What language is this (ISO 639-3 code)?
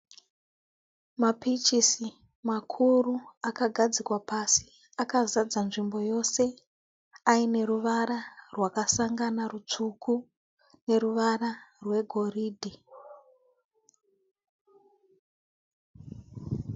sna